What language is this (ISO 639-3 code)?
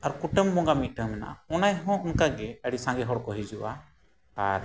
sat